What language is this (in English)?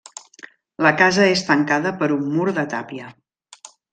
Catalan